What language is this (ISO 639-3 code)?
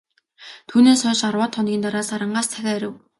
mon